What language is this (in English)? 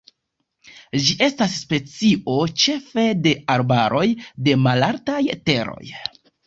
Esperanto